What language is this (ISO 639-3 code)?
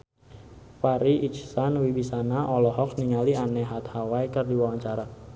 sun